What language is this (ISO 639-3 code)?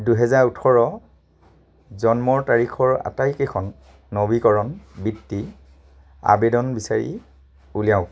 asm